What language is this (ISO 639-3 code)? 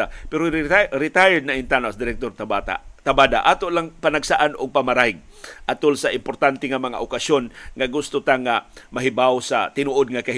fil